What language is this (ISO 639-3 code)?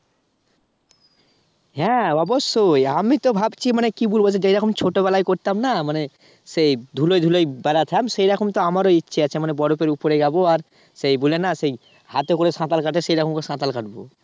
ben